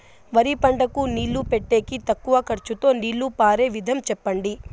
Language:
Telugu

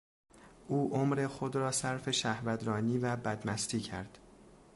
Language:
Persian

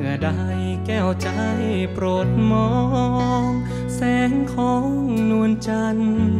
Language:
Thai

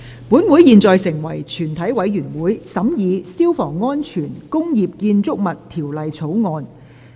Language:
Cantonese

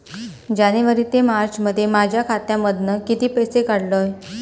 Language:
Marathi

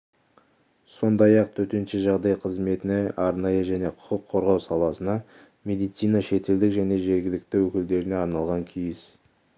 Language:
Kazakh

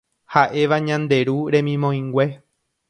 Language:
Guarani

